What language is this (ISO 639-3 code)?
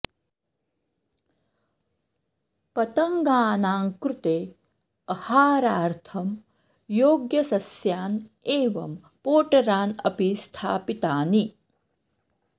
san